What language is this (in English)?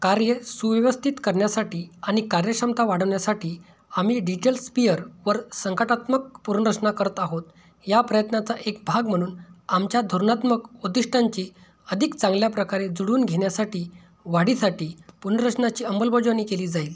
Marathi